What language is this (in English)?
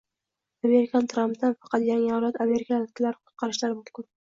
Uzbek